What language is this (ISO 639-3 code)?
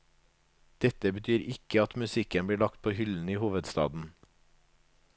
nor